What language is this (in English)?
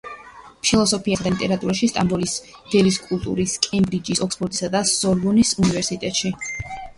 Georgian